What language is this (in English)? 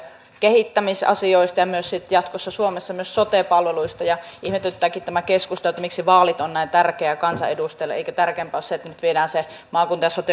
Finnish